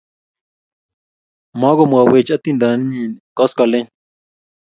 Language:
Kalenjin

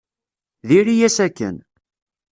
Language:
Kabyle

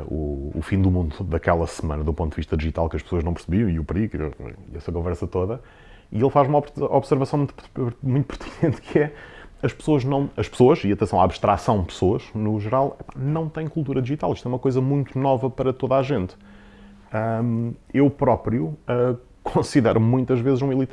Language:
Portuguese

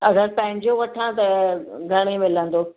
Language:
Sindhi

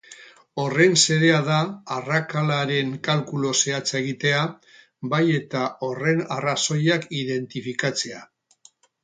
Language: Basque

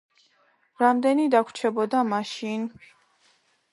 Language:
Georgian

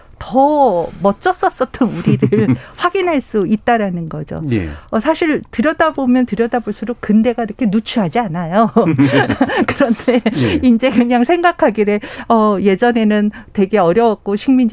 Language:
Korean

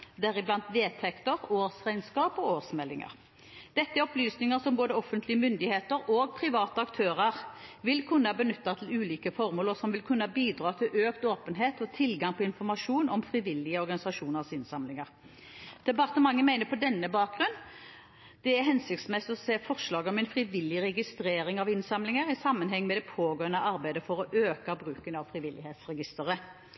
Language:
Norwegian Bokmål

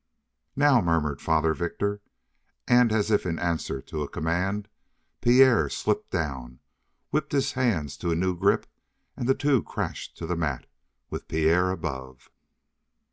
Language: English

